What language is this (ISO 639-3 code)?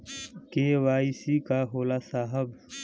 bho